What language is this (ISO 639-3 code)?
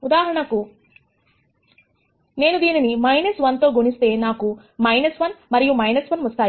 tel